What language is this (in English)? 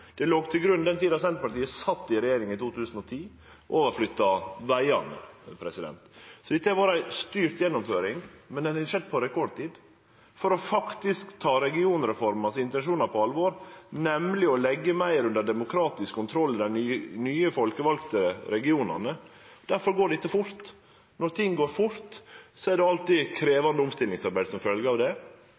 Norwegian Nynorsk